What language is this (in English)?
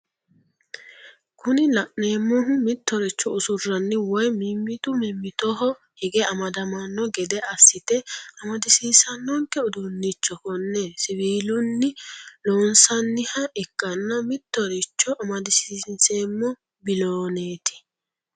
Sidamo